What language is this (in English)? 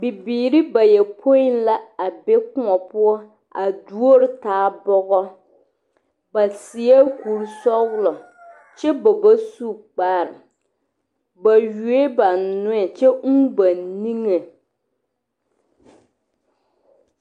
Southern Dagaare